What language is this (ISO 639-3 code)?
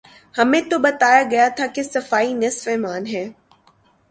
urd